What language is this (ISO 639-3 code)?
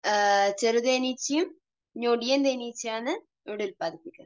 mal